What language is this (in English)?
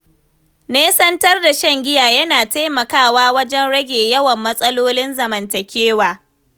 Hausa